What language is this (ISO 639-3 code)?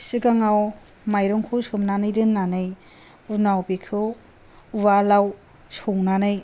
brx